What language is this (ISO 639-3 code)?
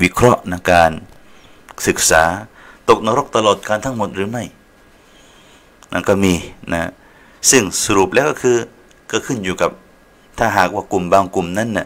tha